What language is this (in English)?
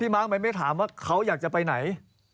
Thai